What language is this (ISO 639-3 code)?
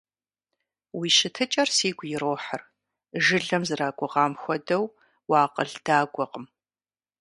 kbd